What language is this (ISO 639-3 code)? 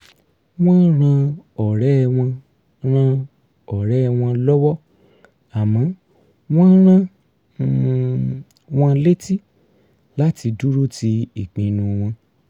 yor